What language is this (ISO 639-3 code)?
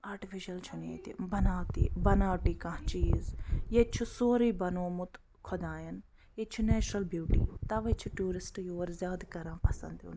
kas